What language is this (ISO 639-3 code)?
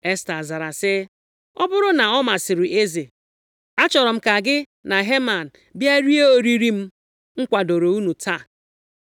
ibo